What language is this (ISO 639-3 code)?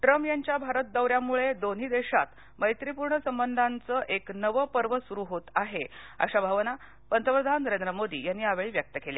mar